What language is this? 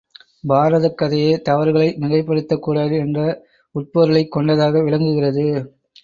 Tamil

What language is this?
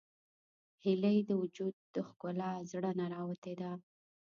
Pashto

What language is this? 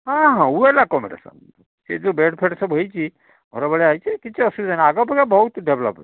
Odia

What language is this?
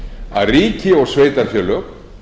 Icelandic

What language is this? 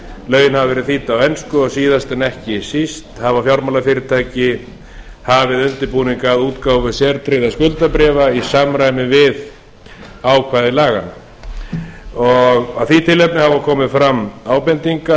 Icelandic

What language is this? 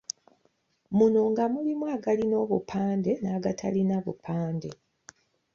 Ganda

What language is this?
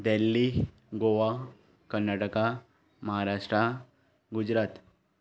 Konkani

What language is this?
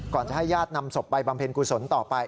Thai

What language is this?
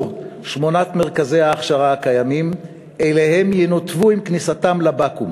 Hebrew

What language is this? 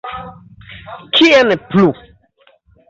Esperanto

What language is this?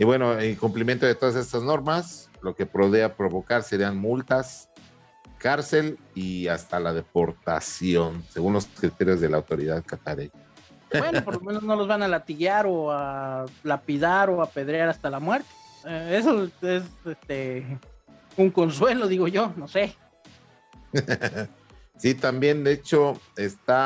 Spanish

